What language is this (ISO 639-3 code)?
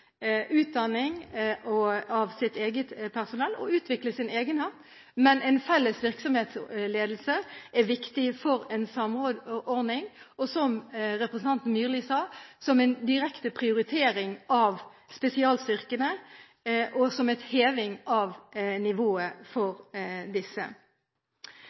nob